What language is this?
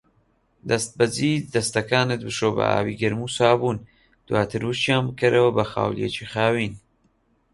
Central Kurdish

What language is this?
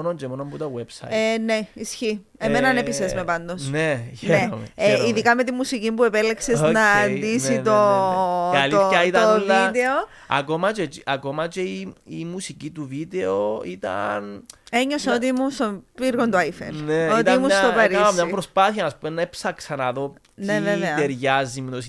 Greek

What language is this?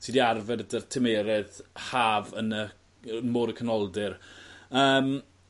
Welsh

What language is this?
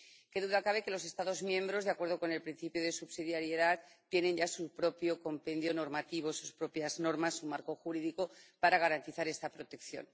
Spanish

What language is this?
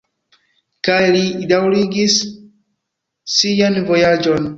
Esperanto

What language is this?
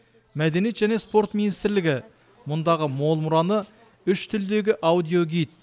Kazakh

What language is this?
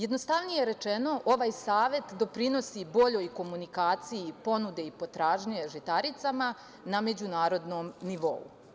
Serbian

